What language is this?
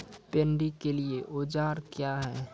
Maithili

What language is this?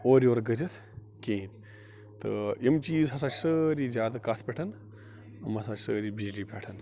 Kashmiri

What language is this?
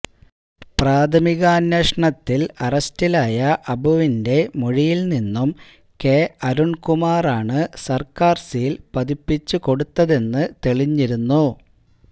Malayalam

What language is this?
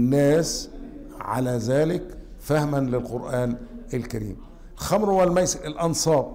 Arabic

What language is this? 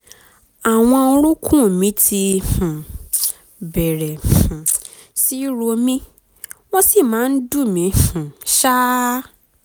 Yoruba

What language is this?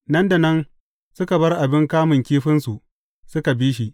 Hausa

